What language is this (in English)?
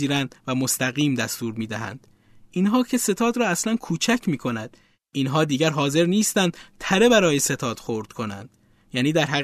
Persian